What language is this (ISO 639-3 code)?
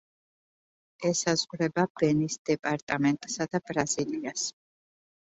kat